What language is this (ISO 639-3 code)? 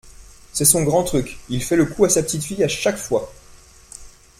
fra